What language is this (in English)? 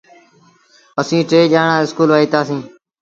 Sindhi Bhil